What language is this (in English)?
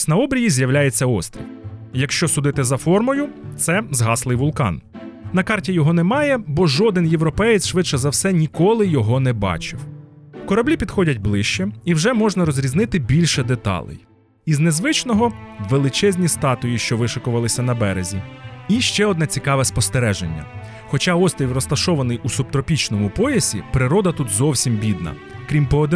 Ukrainian